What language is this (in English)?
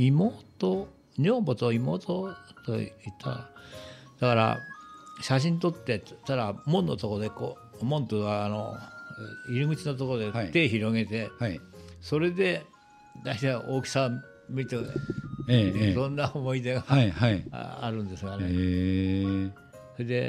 Japanese